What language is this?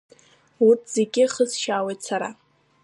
Abkhazian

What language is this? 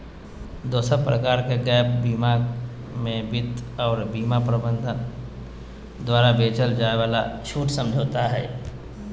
Magahi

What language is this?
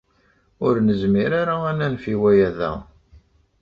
Kabyle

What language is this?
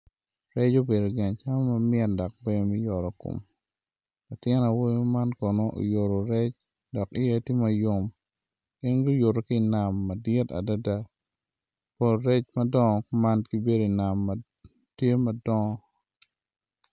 Acoli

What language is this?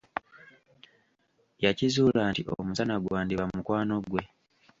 Ganda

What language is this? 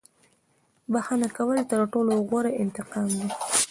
Pashto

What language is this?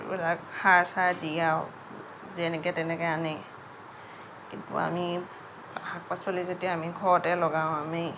Assamese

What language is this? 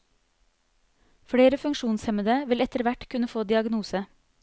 Norwegian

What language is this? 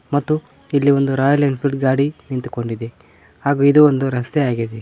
Kannada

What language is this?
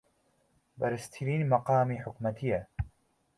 Central Kurdish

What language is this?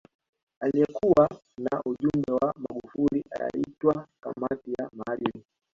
Swahili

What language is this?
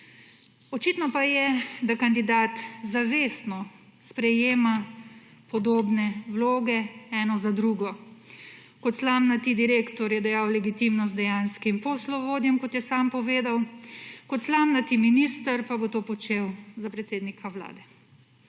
Slovenian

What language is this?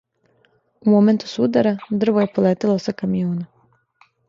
Serbian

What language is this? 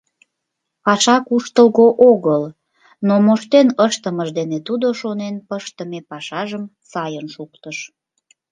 Mari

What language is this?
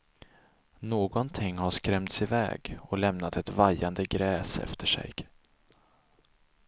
Swedish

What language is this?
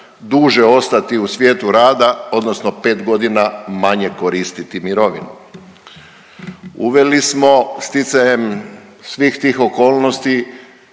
Croatian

